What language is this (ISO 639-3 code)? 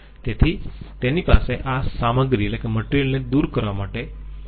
guj